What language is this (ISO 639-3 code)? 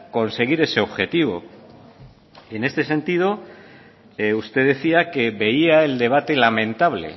spa